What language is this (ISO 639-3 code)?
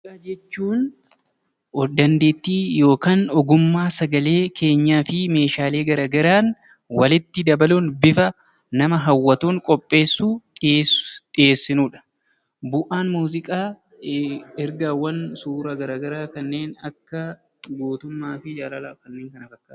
orm